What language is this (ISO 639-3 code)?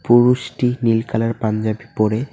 ben